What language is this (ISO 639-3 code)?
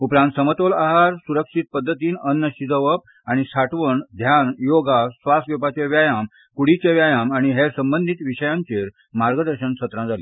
kok